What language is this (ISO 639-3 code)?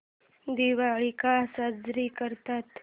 mar